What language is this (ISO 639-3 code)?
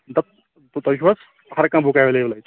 kas